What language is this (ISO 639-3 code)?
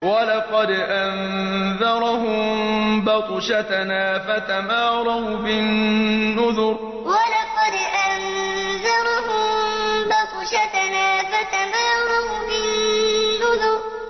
ara